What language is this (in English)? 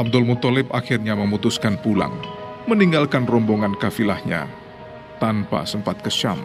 Indonesian